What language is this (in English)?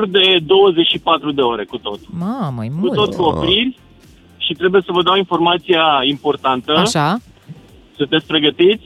Romanian